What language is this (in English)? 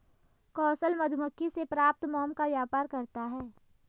Hindi